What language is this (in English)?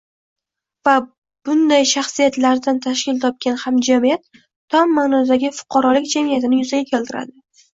Uzbek